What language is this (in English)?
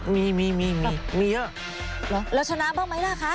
Thai